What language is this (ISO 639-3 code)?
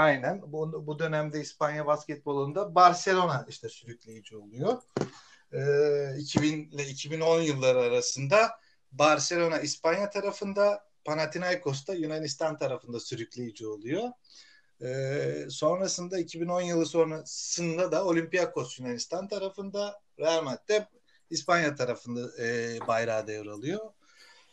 tur